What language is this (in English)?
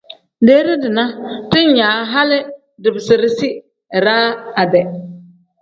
Tem